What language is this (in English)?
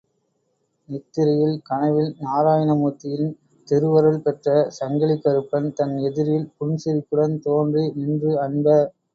Tamil